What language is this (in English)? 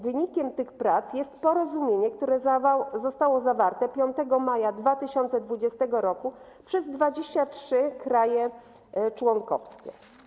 Polish